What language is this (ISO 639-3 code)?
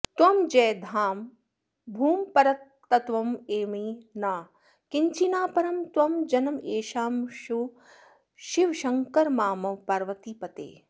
san